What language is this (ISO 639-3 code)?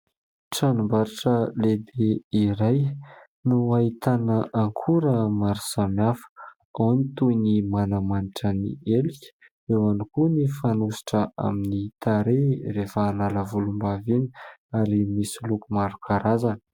mlg